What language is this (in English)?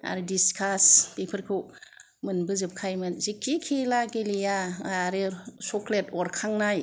Bodo